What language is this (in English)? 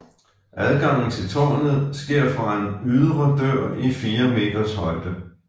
Danish